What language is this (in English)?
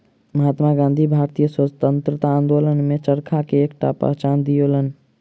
Maithili